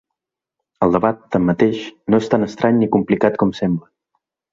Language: Catalan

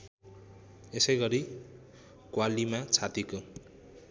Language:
Nepali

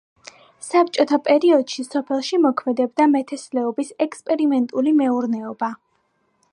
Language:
Georgian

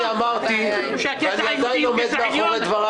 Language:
Hebrew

